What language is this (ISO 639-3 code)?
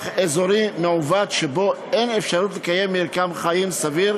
heb